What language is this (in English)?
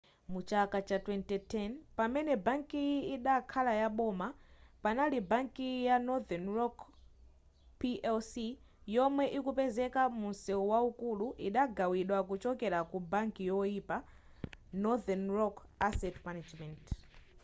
Nyanja